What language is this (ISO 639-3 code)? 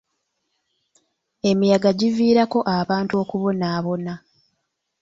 lug